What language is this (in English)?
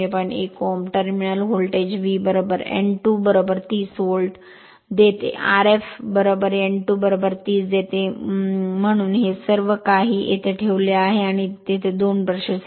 Marathi